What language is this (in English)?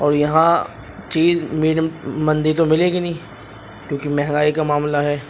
Urdu